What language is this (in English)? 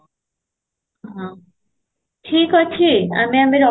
Odia